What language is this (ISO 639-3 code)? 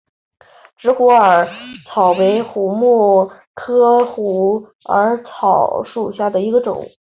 zho